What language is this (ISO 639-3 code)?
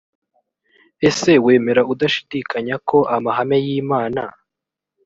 kin